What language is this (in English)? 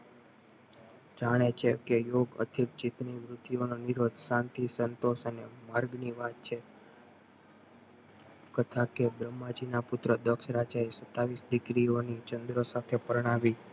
Gujarati